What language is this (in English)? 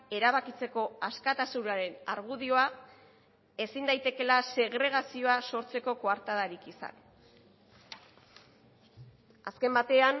Basque